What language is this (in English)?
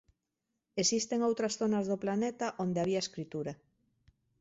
Galician